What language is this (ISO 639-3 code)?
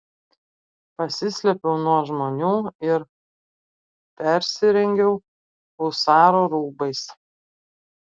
lit